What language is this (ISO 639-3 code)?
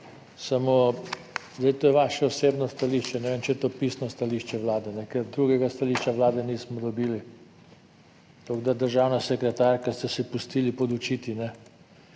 slv